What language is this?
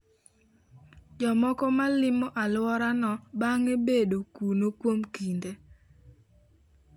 Luo (Kenya and Tanzania)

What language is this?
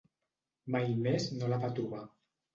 Catalan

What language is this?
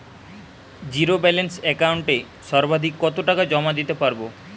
Bangla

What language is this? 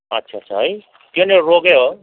Nepali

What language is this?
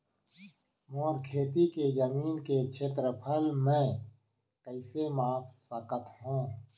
Chhattisgarhi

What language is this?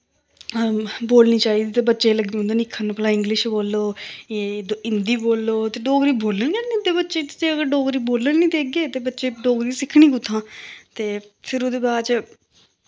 Dogri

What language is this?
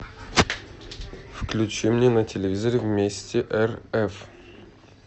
Russian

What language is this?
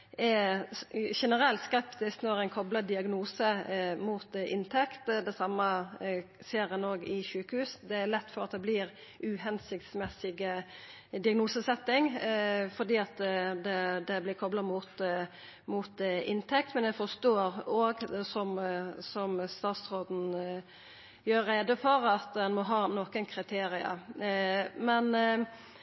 Norwegian Nynorsk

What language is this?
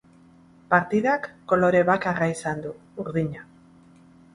Basque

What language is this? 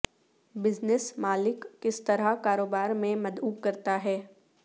Urdu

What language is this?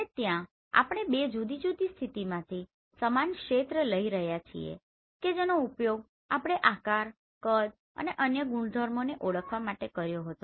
Gujarati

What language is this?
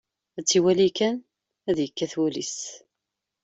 Kabyle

